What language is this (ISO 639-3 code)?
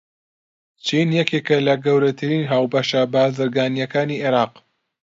ckb